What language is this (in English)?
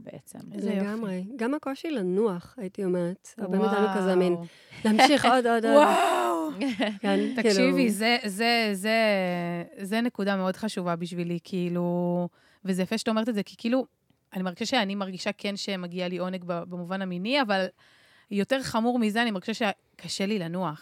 Hebrew